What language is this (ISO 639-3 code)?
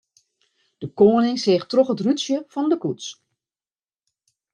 fry